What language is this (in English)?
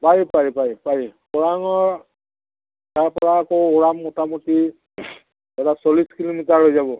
Assamese